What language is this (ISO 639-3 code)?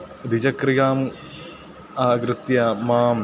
san